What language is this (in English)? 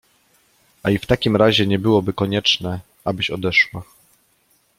Polish